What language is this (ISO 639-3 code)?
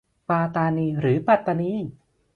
tha